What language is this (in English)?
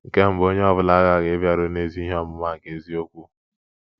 Igbo